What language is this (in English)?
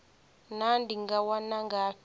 Venda